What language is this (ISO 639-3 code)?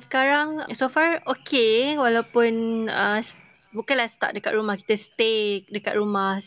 msa